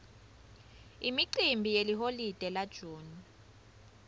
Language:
Swati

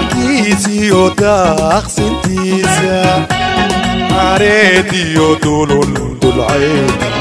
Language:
Arabic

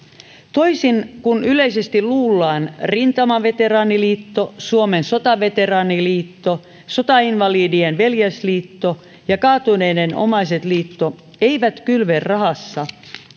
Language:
Finnish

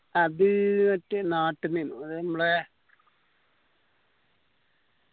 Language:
Malayalam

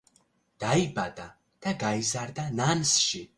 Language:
Georgian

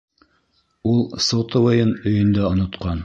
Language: Bashkir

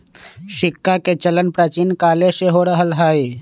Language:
Magahi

